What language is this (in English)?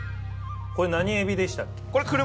Japanese